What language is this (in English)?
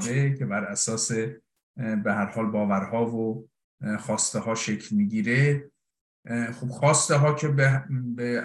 Persian